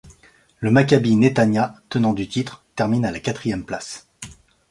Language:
French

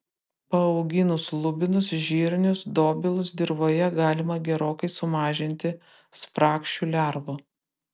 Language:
Lithuanian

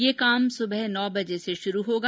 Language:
Hindi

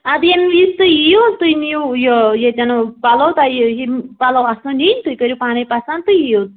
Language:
Kashmiri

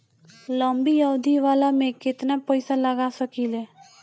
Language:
Bhojpuri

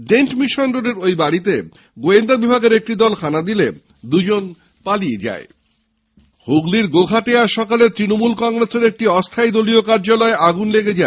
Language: Bangla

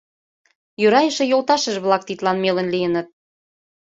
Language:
Mari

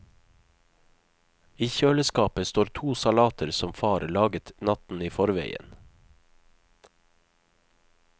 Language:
Norwegian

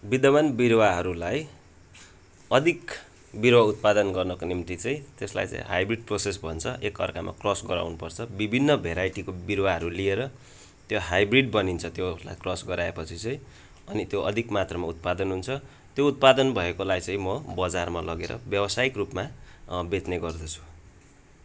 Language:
Nepali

